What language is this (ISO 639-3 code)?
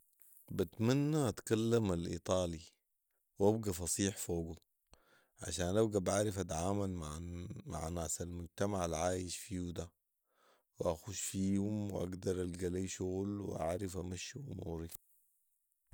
apd